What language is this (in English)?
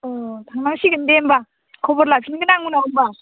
Bodo